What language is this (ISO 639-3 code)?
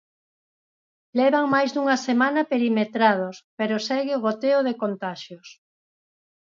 glg